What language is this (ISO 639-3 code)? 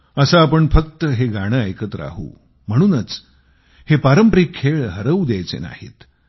mar